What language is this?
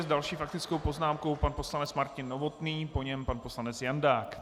Czech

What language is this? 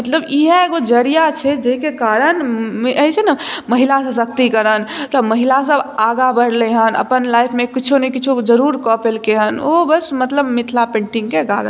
Maithili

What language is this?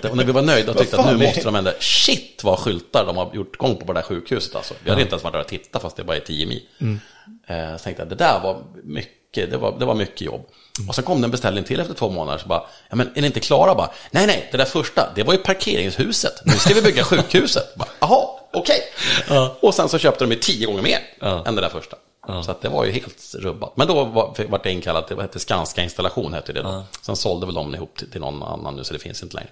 Swedish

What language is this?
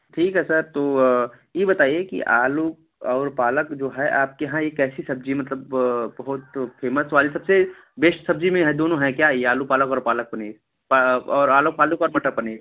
Hindi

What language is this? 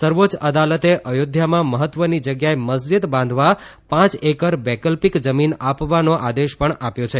Gujarati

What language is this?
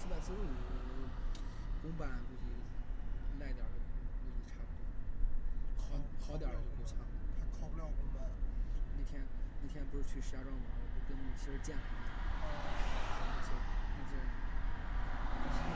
Chinese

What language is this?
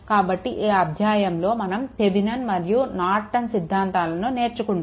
Telugu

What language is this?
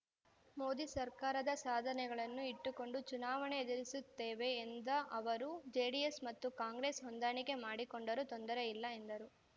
Kannada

